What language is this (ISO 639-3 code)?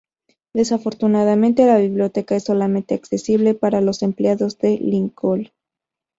spa